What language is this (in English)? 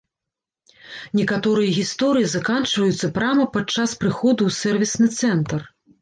Belarusian